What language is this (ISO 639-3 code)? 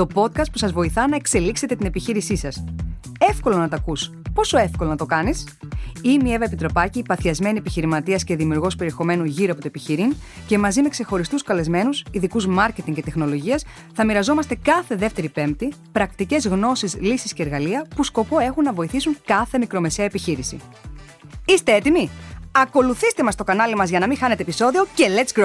ell